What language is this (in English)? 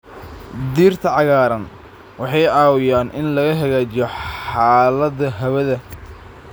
Somali